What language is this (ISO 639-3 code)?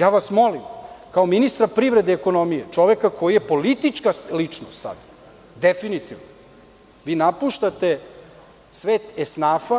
srp